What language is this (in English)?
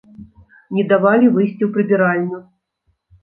Belarusian